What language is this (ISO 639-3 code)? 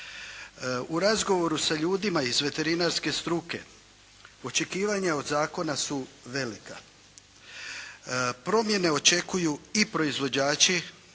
hrv